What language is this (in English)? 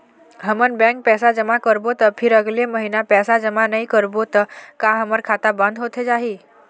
Chhattisgarhi